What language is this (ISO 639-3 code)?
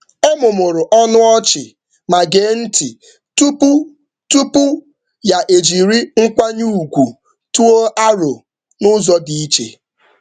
ibo